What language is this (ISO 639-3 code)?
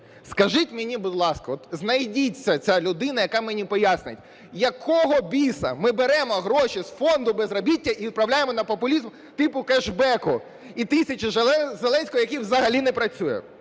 ukr